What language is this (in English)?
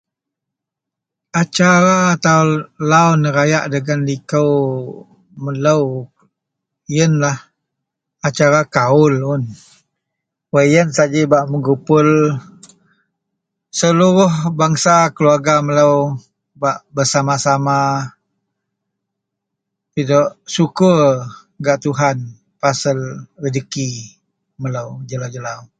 Central Melanau